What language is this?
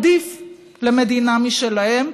Hebrew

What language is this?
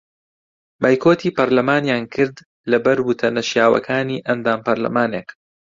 Central Kurdish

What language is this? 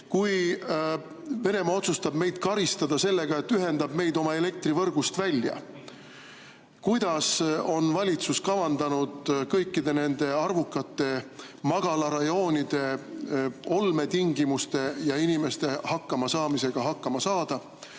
Estonian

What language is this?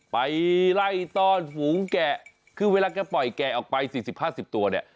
Thai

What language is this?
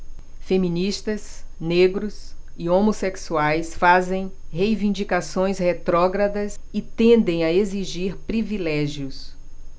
Portuguese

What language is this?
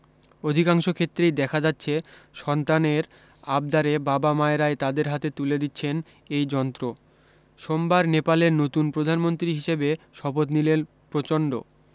Bangla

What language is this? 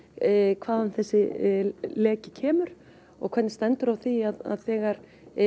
Icelandic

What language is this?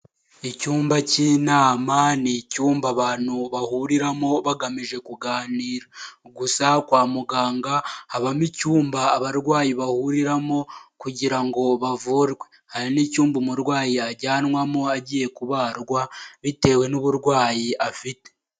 Kinyarwanda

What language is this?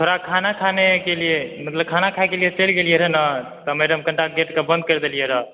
Maithili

